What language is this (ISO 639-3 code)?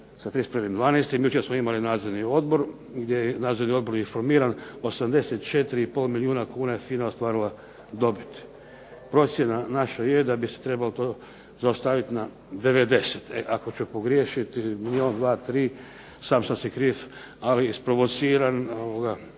hrv